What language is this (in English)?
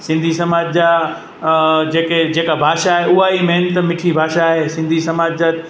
Sindhi